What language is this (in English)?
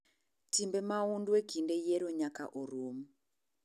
Luo (Kenya and Tanzania)